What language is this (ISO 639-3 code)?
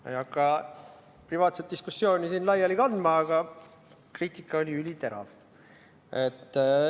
est